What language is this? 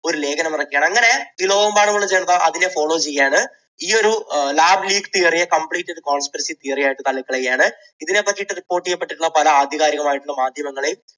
Malayalam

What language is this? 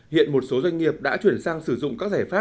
Vietnamese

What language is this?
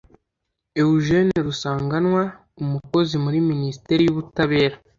Kinyarwanda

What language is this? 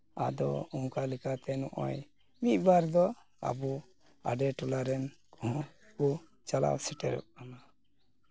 Santali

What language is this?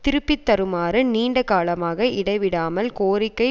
Tamil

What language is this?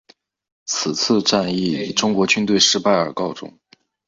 Chinese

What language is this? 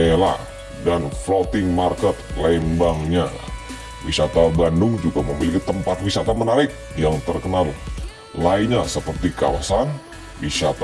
Indonesian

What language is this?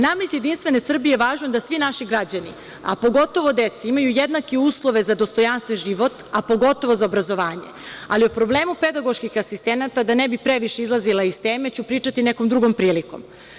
Serbian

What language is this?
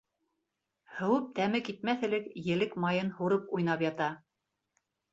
Bashkir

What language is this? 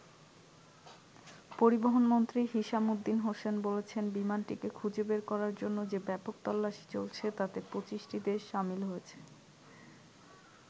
Bangla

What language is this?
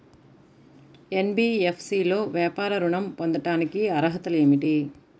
Telugu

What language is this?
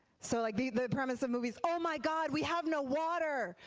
English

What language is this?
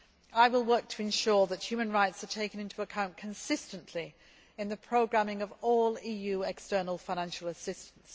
English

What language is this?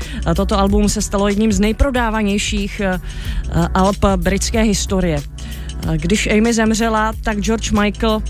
Czech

